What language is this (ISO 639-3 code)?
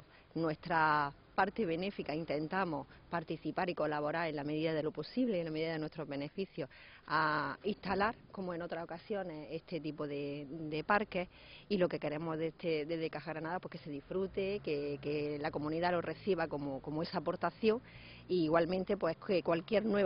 spa